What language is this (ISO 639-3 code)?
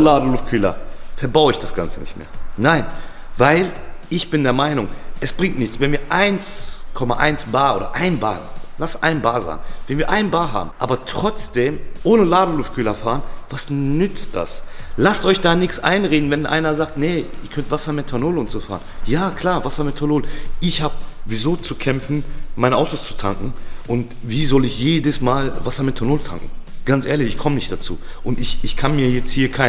deu